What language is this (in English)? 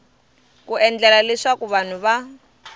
Tsonga